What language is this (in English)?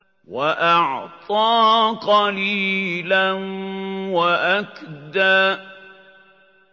Arabic